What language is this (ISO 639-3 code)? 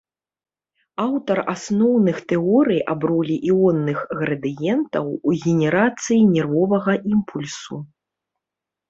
bel